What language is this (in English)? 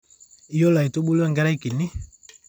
Masai